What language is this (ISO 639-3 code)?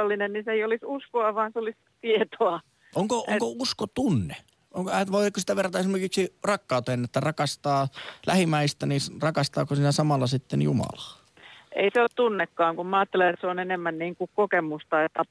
fin